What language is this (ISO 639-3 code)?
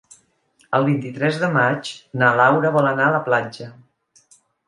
cat